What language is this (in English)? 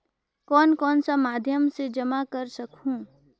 Chhattisgarhi